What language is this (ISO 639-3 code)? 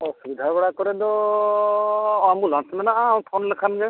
sat